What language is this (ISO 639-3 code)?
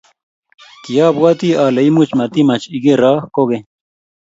kln